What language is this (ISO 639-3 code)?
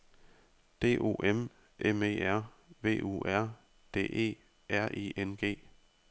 dan